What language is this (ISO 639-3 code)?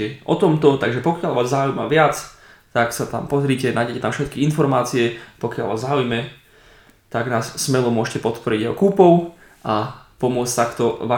slk